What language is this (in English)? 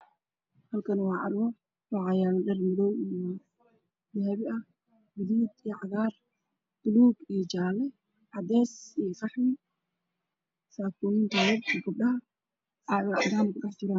Somali